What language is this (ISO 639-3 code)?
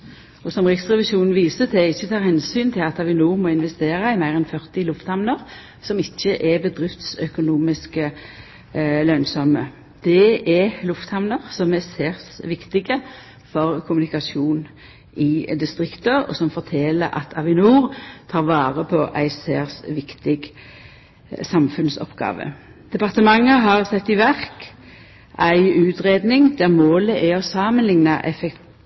nno